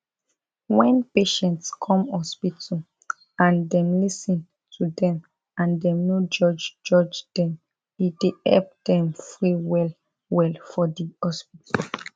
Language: Nigerian Pidgin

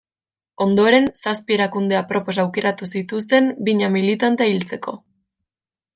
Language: Basque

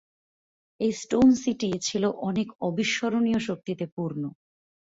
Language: Bangla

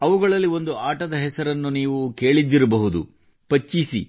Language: Kannada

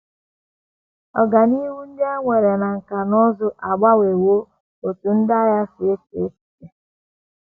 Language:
Igbo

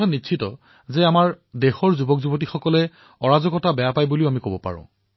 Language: Assamese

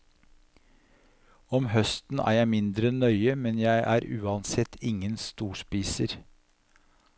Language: Norwegian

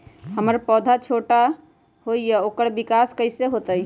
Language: Magahi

